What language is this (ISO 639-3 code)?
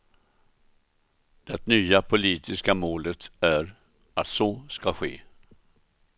swe